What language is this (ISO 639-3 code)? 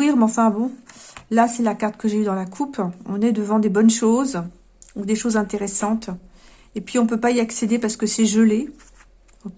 fra